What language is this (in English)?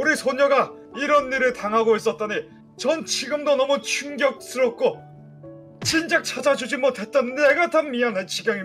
Korean